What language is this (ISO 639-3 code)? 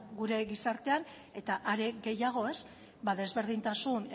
eus